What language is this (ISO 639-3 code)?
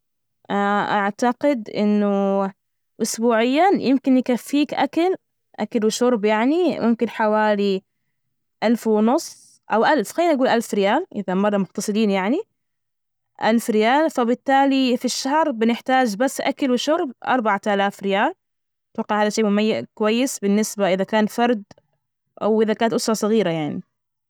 ars